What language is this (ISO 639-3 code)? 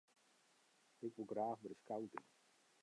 fry